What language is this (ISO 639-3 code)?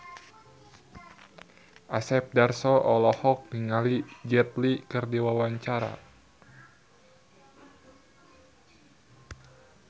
sun